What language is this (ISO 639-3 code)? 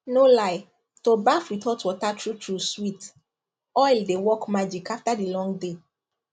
pcm